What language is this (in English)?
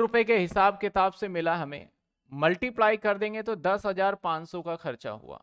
Hindi